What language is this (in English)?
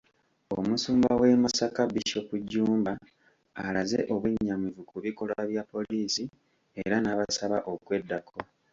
Ganda